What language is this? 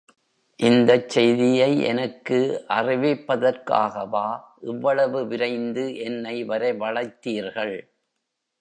Tamil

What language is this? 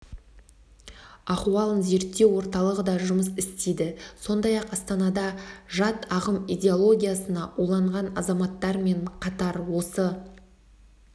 Kazakh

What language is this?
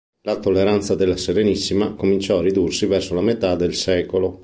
Italian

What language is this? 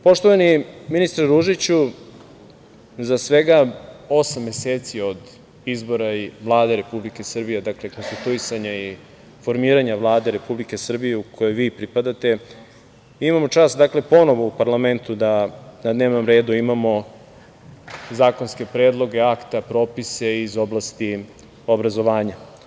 Serbian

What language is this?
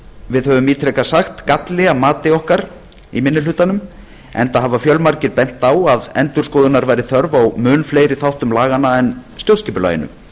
Icelandic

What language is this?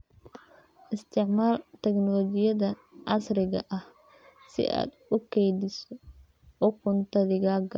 Somali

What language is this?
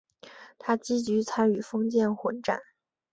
Chinese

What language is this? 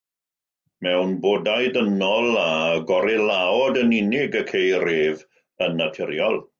Welsh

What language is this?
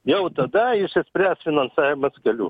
Lithuanian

